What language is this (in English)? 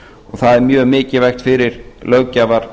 Icelandic